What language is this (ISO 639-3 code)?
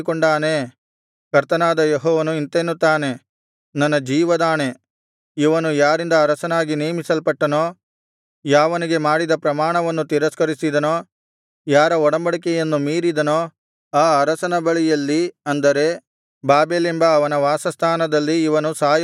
kan